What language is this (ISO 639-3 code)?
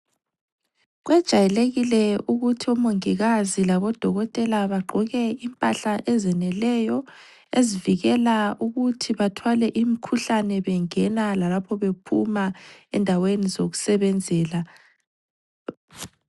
nde